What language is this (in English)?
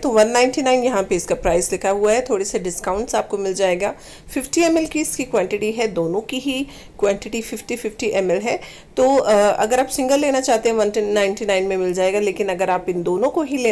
Hindi